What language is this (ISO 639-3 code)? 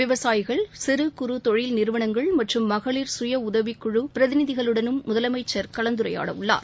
tam